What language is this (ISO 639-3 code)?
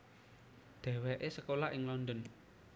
jav